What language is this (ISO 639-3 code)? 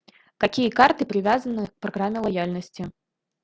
rus